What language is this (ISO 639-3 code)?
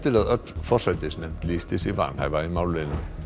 isl